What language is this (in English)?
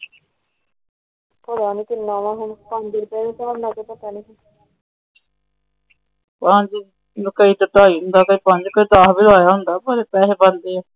Punjabi